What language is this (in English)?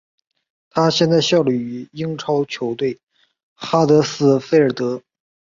Chinese